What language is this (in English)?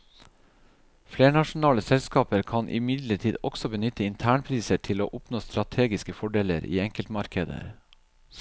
Norwegian